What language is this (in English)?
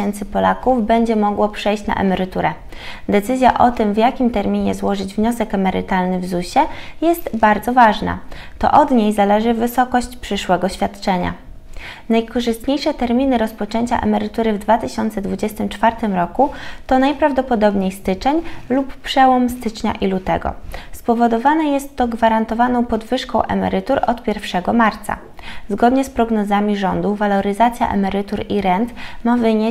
Polish